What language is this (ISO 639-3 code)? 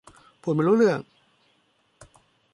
tha